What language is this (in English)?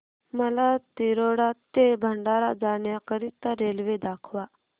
Marathi